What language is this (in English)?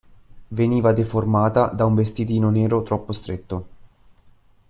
Italian